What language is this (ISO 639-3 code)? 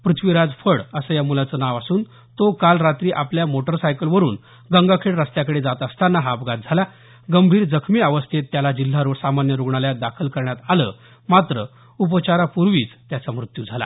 mar